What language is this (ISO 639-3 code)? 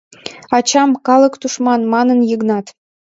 chm